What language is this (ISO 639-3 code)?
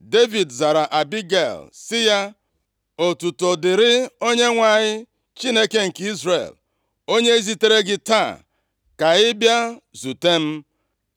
ibo